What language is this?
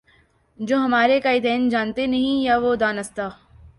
Urdu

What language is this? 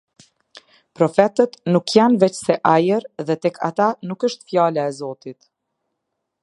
Albanian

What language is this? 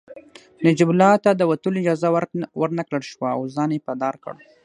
Pashto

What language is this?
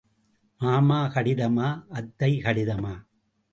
Tamil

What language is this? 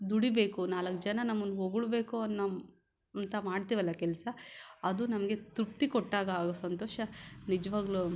Kannada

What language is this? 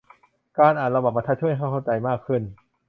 Thai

